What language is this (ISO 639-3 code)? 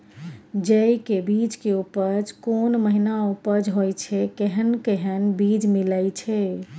mai